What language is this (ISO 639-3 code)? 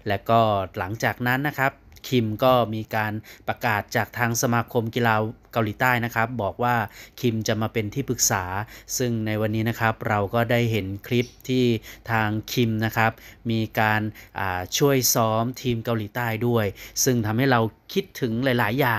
tha